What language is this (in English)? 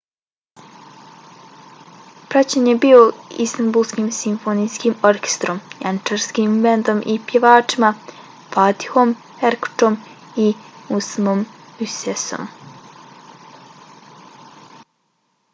Bosnian